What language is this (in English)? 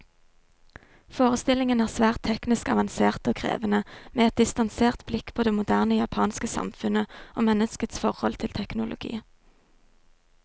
Norwegian